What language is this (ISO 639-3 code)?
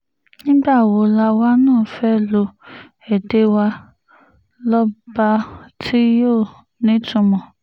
yor